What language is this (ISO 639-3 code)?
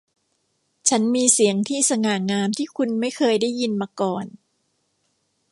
tha